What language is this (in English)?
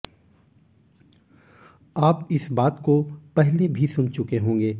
Hindi